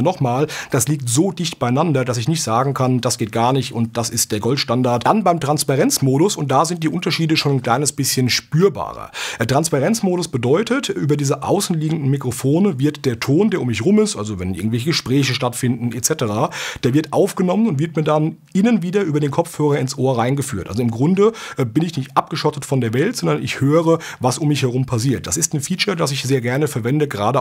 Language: German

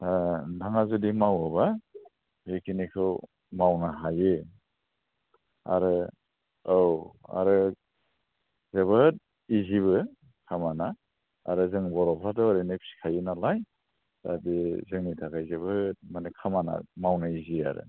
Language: Bodo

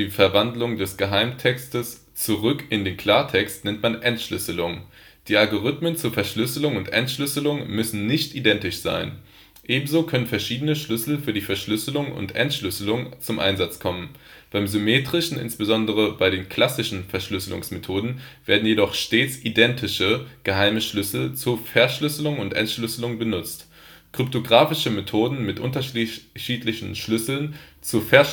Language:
German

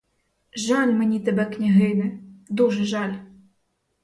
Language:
Ukrainian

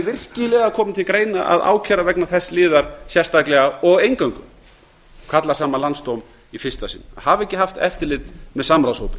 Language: Icelandic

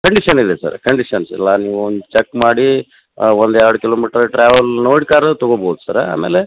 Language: Kannada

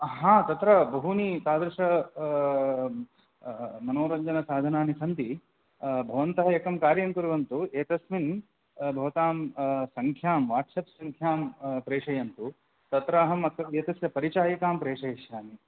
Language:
Sanskrit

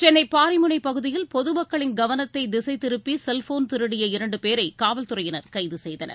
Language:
Tamil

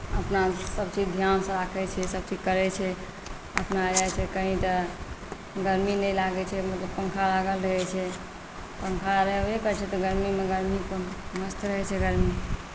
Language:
Maithili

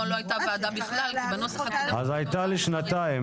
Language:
Hebrew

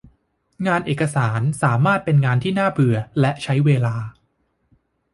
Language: Thai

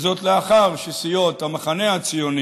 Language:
Hebrew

